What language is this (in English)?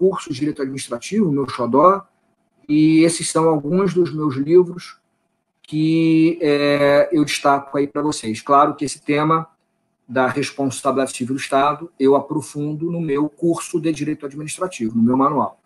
Portuguese